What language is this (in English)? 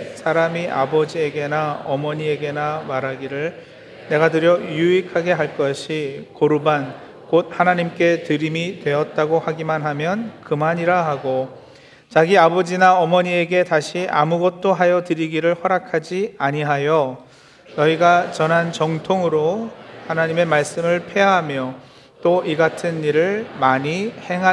Korean